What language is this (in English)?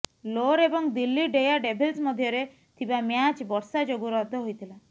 Odia